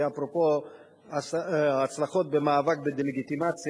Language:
Hebrew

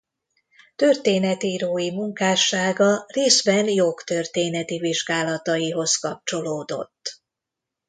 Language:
Hungarian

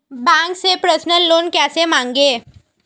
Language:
Hindi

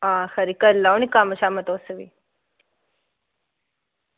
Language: Dogri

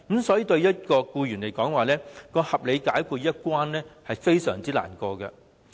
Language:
Cantonese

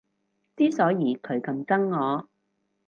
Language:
Cantonese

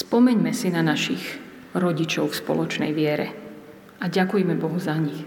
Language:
Slovak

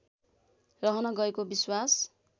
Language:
Nepali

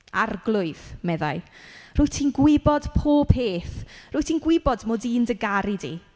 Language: Welsh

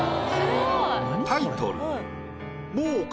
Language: Japanese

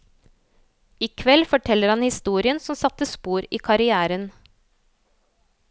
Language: Norwegian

